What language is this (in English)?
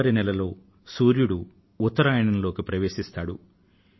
Telugu